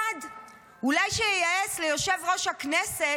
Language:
Hebrew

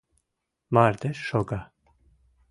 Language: Mari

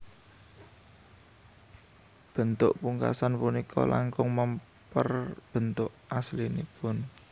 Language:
Javanese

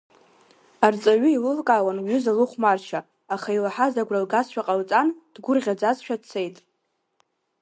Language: Abkhazian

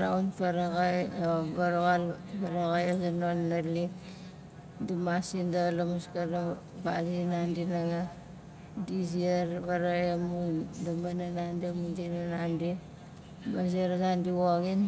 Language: Nalik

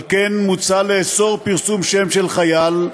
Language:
Hebrew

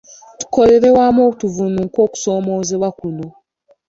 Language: Ganda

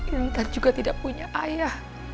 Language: Indonesian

